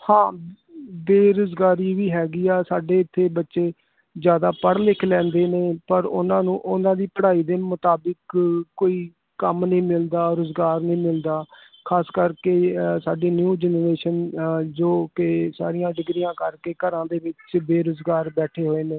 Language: Punjabi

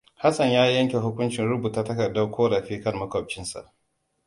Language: Hausa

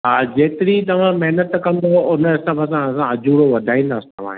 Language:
Sindhi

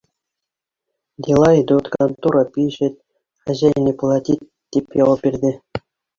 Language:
Bashkir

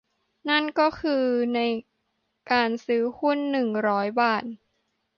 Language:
Thai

